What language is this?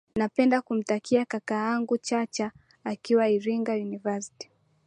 Swahili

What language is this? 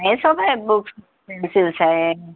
Urdu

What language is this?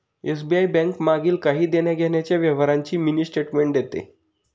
Marathi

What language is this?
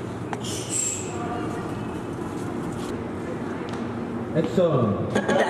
Korean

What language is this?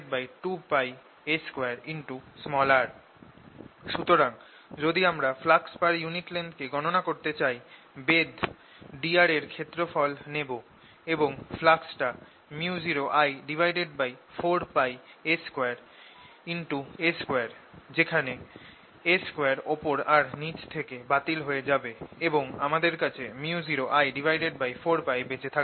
Bangla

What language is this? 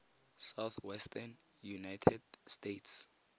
Tswana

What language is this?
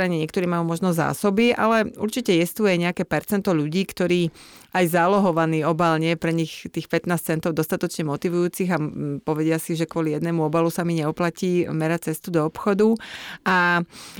Slovak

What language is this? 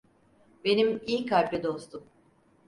Turkish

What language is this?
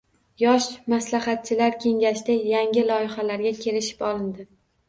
Uzbek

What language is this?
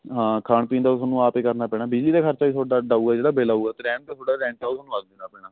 Punjabi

